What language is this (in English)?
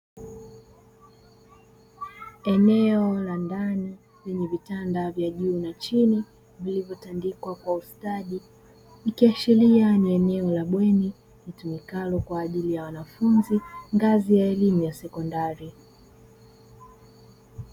Swahili